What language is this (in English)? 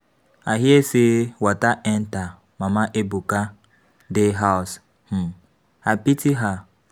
Nigerian Pidgin